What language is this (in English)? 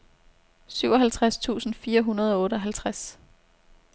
Danish